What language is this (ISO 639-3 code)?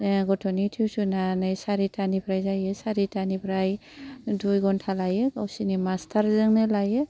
brx